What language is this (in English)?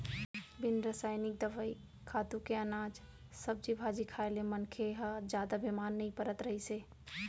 Chhattisgarhi